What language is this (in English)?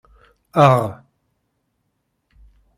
Kabyle